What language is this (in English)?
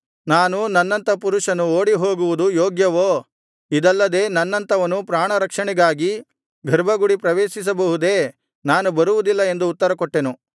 Kannada